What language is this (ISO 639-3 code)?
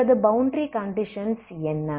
tam